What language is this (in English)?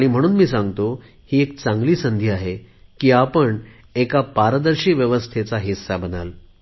Marathi